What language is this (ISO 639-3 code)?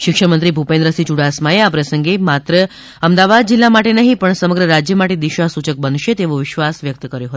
guj